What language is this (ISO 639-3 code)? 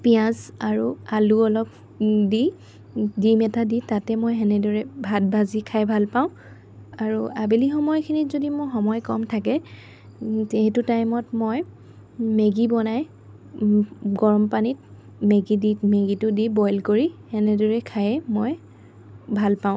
asm